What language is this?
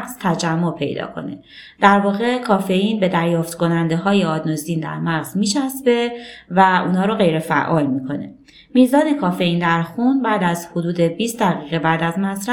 Persian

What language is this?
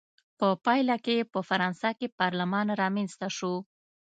Pashto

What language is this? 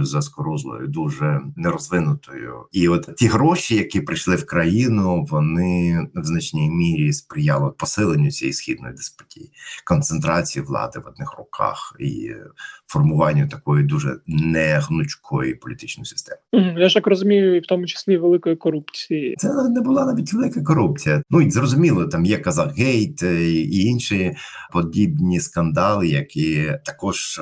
Ukrainian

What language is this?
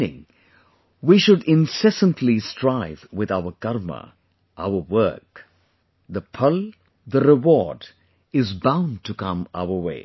English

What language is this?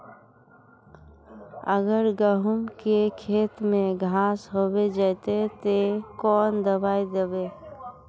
Magahi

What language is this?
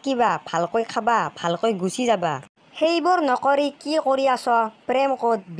Indonesian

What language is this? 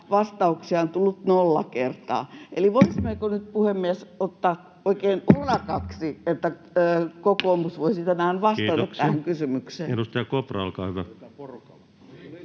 Finnish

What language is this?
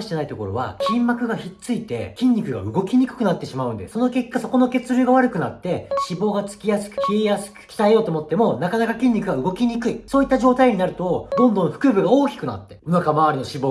Japanese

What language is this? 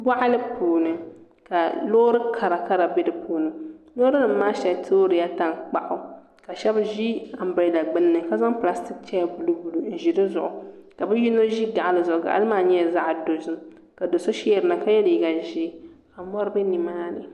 Dagbani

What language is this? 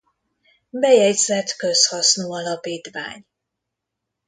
Hungarian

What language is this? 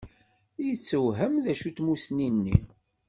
Kabyle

